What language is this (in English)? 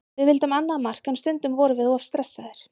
Icelandic